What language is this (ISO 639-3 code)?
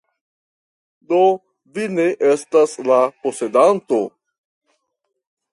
epo